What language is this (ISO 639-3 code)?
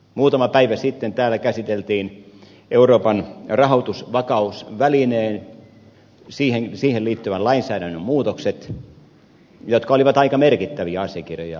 fin